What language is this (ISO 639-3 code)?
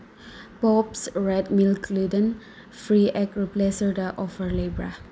mni